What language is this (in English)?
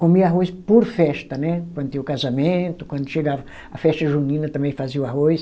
Portuguese